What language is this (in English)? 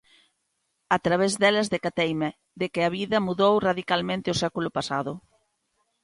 Galician